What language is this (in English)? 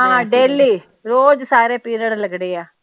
Punjabi